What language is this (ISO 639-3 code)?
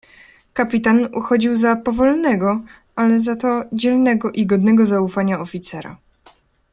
pol